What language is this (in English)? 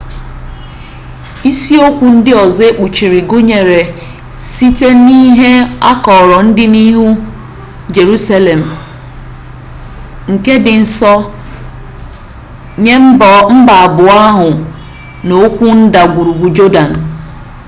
Igbo